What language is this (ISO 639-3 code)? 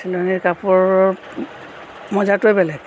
asm